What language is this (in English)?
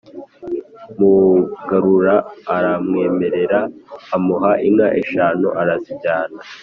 Kinyarwanda